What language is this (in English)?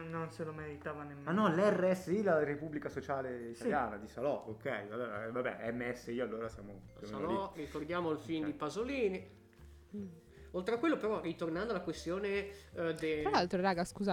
Italian